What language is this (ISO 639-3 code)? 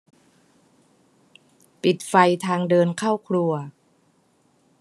tha